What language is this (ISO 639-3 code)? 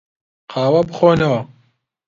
ckb